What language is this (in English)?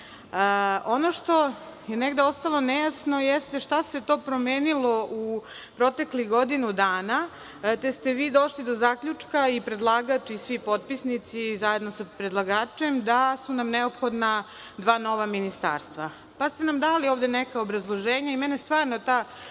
Serbian